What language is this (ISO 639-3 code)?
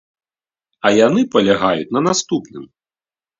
bel